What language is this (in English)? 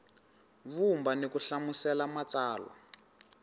Tsonga